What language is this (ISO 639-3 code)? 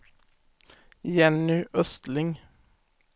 swe